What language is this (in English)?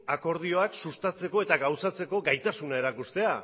Basque